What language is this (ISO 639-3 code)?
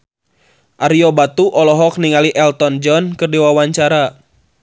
sun